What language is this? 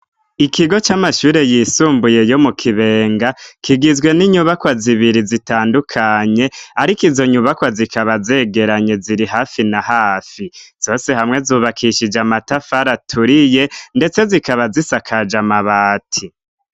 Rundi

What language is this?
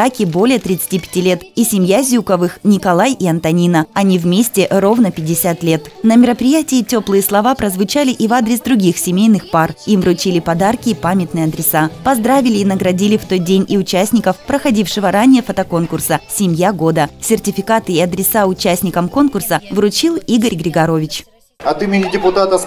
Russian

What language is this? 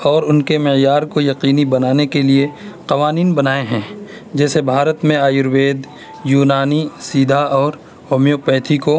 Urdu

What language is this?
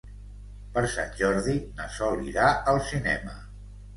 Catalan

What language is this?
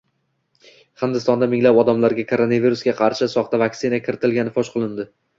Uzbek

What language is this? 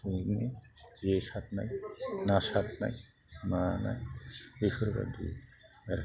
Bodo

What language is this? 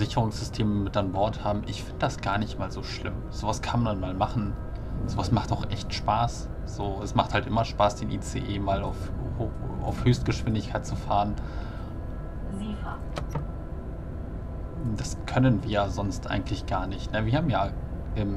German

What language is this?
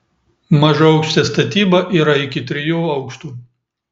Lithuanian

